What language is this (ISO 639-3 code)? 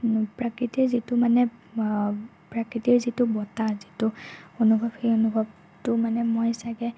asm